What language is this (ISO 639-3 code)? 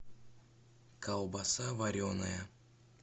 rus